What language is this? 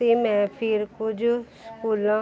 Punjabi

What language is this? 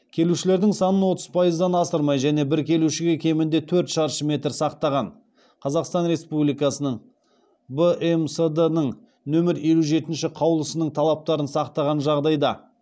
Kazakh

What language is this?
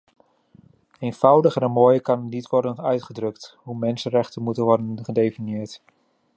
Dutch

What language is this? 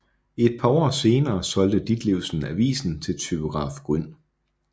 Danish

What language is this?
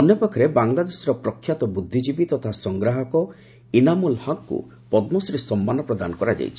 Odia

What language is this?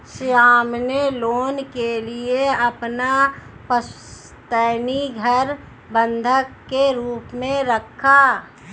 Hindi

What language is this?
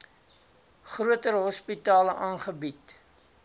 Afrikaans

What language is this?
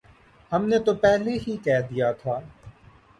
Urdu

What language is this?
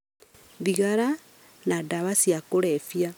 Kikuyu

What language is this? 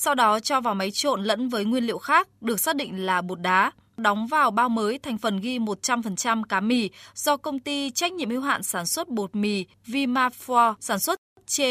Vietnamese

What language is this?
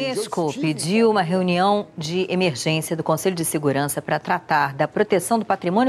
Portuguese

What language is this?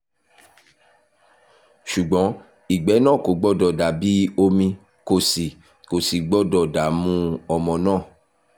Yoruba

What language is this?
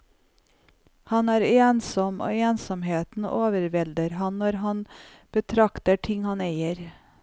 Norwegian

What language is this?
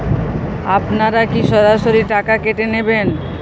Bangla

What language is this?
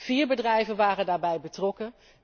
Dutch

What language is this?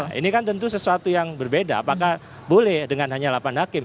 Indonesian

